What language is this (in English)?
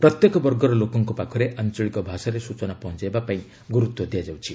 Odia